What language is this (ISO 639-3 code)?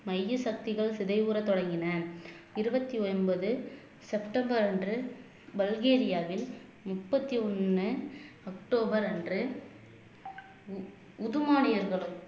tam